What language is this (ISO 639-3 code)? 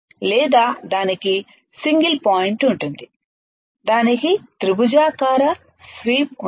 tel